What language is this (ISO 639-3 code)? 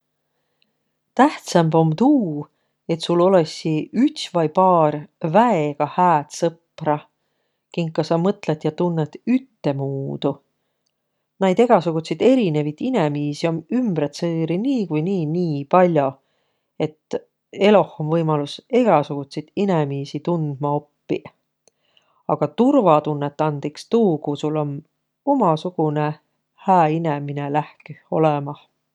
vro